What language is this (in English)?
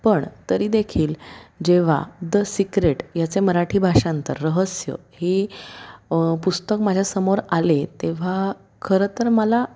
Marathi